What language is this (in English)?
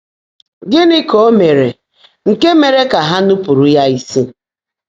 Igbo